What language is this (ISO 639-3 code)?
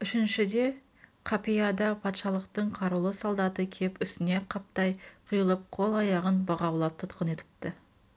kaz